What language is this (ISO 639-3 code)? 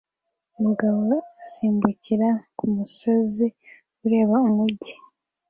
kin